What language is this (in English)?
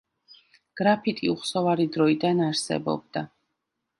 Georgian